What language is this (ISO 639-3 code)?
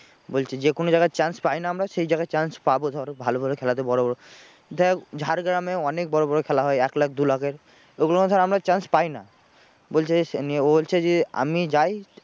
ben